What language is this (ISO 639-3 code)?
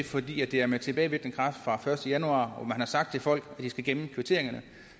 dan